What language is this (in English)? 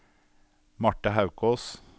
Norwegian